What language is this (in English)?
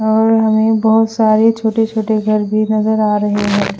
Hindi